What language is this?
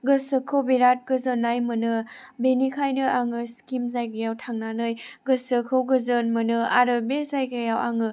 Bodo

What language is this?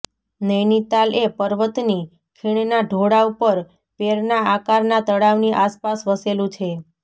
Gujarati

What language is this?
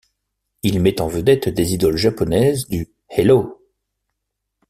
French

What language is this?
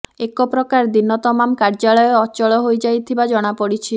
Odia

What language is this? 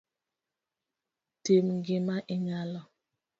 Luo (Kenya and Tanzania)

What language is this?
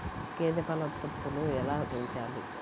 Telugu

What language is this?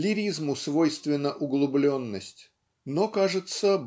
Russian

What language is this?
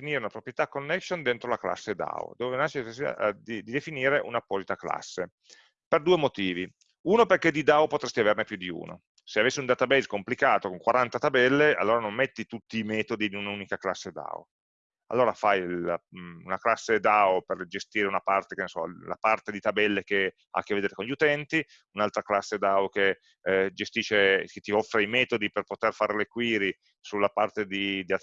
Italian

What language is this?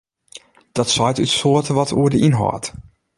Western Frisian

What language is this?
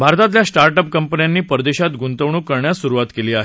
Marathi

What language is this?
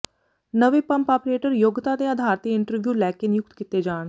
Punjabi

